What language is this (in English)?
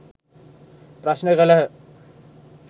Sinhala